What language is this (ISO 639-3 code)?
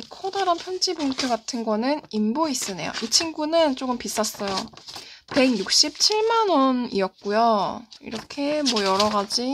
kor